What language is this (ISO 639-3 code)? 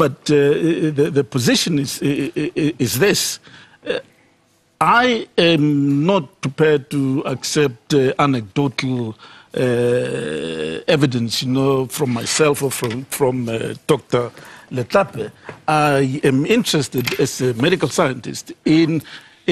eng